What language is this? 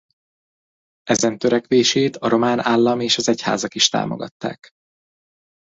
Hungarian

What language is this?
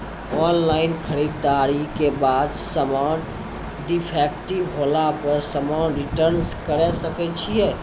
Maithili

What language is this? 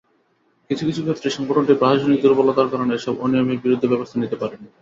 Bangla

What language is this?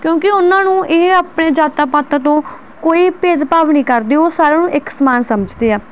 Punjabi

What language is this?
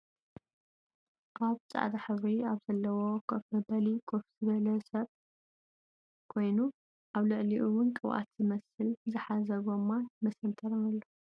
Tigrinya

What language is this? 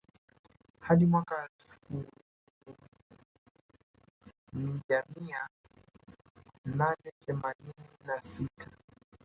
Swahili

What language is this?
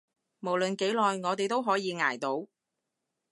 Cantonese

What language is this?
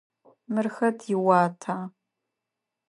Adyghe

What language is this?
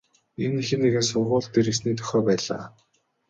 Mongolian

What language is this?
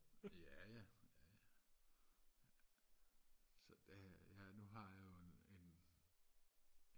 Danish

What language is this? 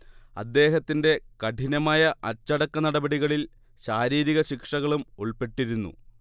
Malayalam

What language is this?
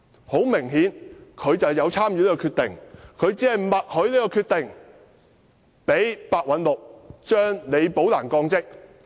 Cantonese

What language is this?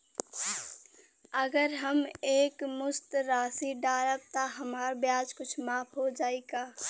Bhojpuri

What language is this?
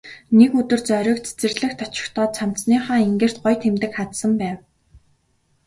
Mongolian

